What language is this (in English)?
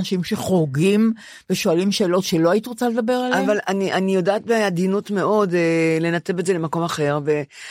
Hebrew